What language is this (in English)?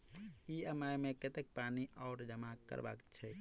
Maithili